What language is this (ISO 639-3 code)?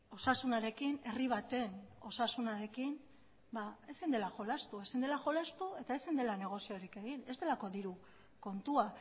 eus